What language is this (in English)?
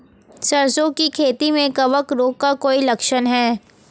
Hindi